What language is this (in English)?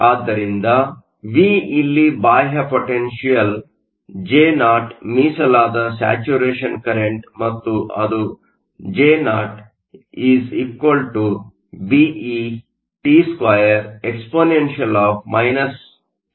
Kannada